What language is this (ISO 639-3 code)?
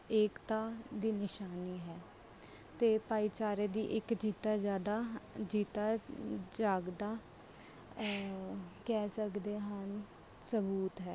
pan